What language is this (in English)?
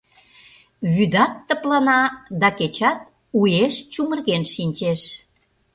Mari